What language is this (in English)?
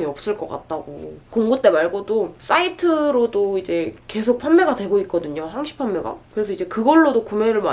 Korean